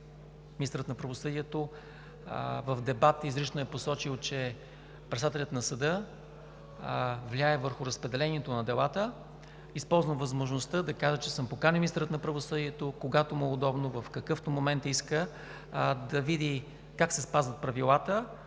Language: Bulgarian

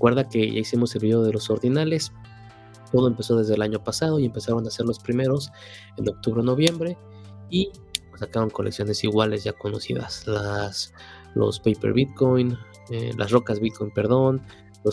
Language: Spanish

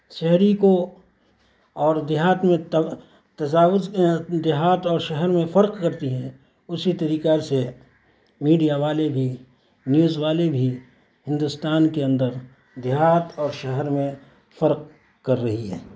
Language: Urdu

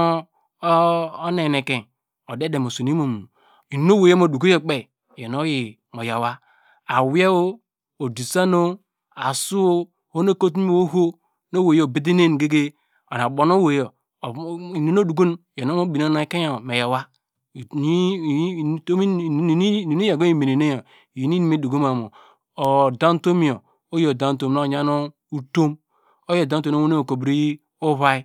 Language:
Degema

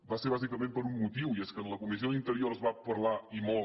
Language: Catalan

